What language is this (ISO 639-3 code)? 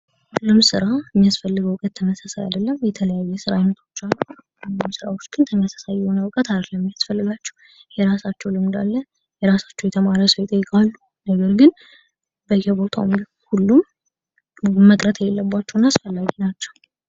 amh